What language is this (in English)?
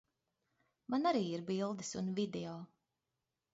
Latvian